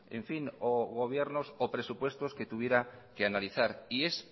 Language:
Spanish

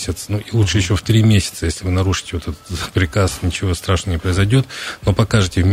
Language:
Russian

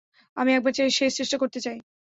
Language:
Bangla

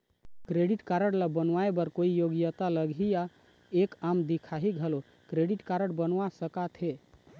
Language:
Chhattisgarhi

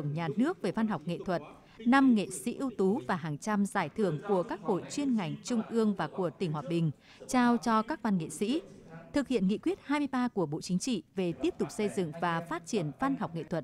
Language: Vietnamese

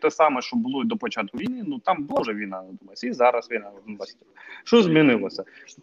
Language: Ukrainian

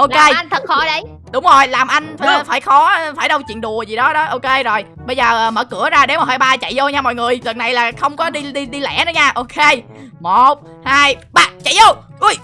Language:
Vietnamese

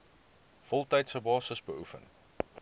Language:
Afrikaans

